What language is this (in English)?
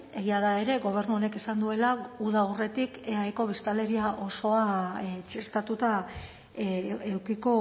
Basque